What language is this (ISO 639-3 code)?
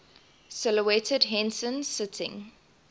eng